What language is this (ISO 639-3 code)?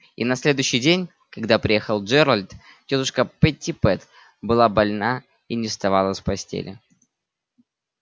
rus